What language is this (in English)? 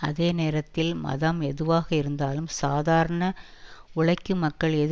Tamil